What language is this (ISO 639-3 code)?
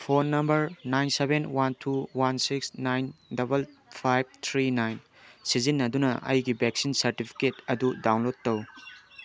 mni